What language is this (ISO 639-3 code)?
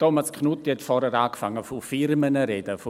gsw